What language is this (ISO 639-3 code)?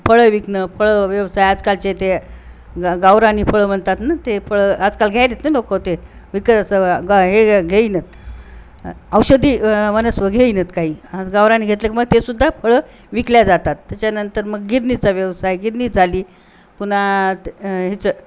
mar